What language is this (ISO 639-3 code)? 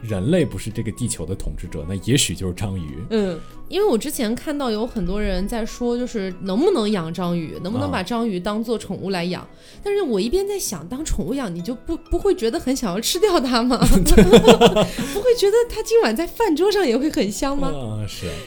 zho